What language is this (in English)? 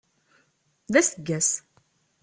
Kabyle